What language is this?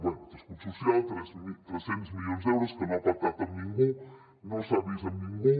Catalan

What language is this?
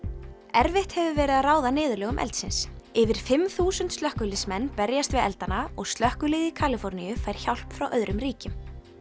Icelandic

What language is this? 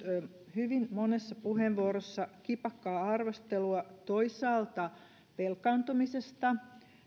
Finnish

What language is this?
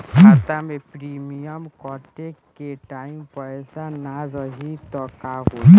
Bhojpuri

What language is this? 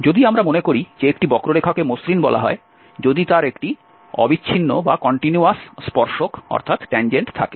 Bangla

